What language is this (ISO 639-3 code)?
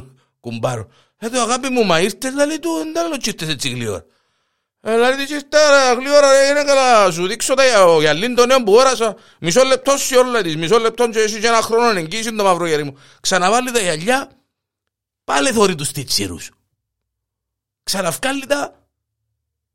ell